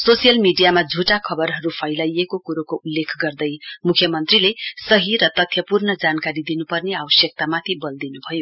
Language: Nepali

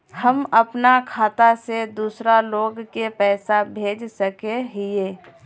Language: Magahi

